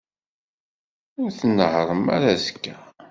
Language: Kabyle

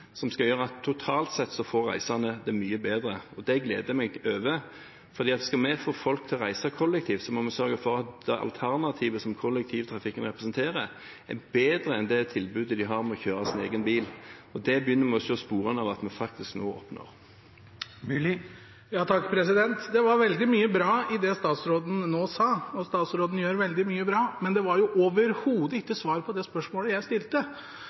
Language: Norwegian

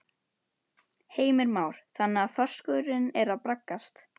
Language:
Icelandic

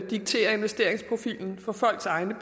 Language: Danish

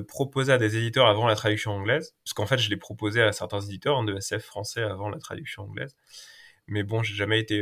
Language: French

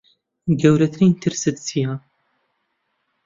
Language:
Central Kurdish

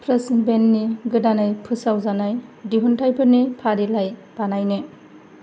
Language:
Bodo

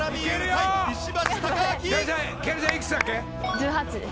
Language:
Japanese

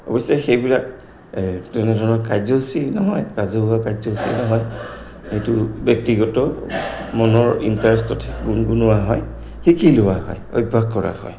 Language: Assamese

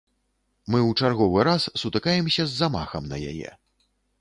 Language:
Belarusian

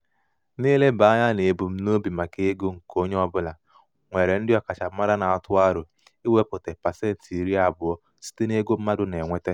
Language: Igbo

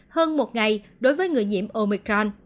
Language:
Vietnamese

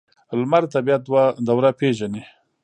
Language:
Pashto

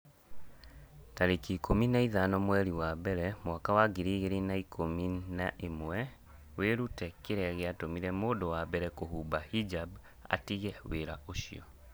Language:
Kikuyu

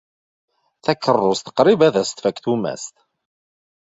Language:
Kabyle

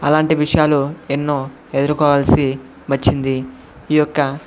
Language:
Telugu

